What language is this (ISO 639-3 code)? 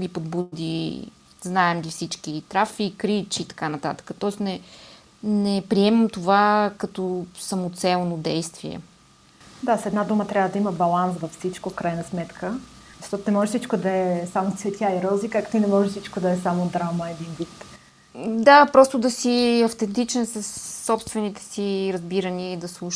bul